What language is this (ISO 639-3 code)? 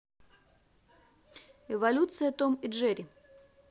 rus